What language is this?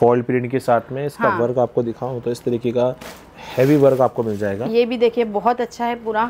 Hindi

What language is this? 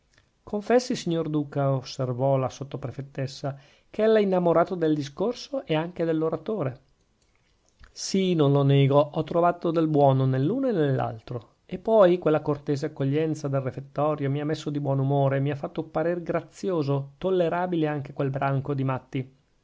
Italian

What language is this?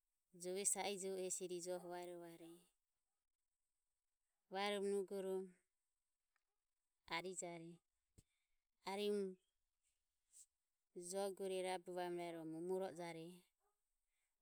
Ömie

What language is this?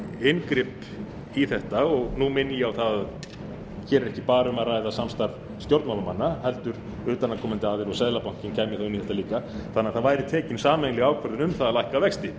Icelandic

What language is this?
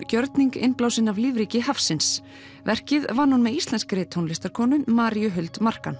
Icelandic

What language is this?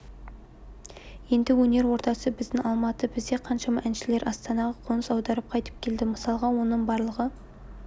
Kazakh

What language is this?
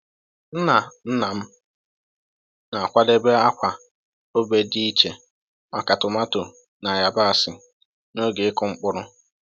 Igbo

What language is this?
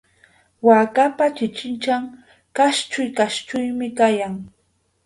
Yauyos Quechua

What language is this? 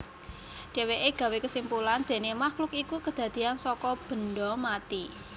Javanese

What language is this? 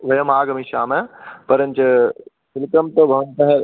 Sanskrit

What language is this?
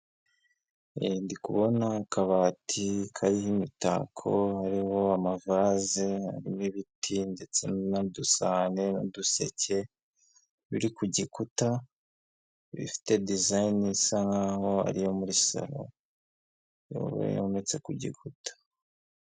Kinyarwanda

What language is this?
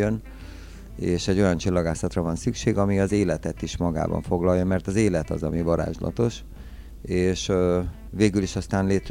Hungarian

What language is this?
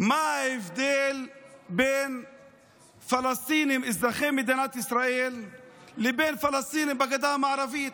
Hebrew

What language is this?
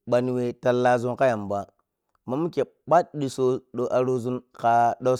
Piya-Kwonci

